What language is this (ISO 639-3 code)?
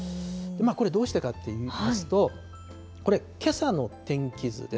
jpn